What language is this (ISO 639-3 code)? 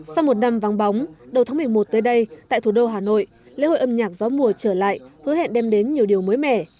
vie